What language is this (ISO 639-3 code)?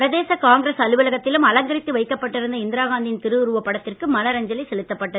tam